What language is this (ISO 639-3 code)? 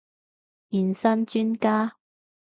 yue